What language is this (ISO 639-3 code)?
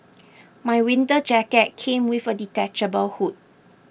eng